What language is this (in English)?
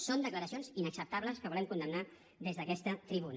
Catalan